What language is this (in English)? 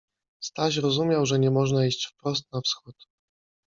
Polish